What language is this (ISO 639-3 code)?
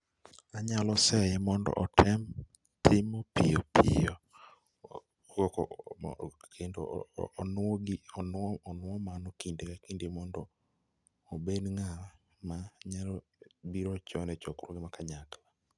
luo